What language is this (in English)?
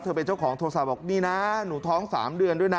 Thai